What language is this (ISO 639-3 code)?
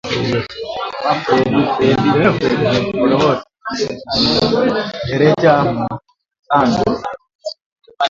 swa